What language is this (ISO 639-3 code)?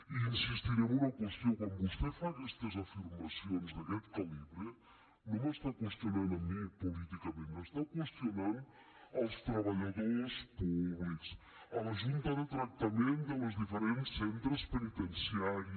cat